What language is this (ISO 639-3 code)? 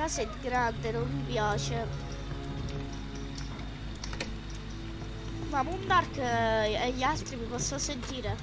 ita